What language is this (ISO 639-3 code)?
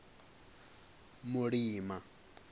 ven